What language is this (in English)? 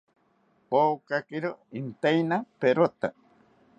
South Ucayali Ashéninka